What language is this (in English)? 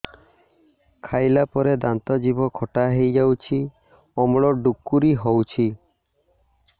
Odia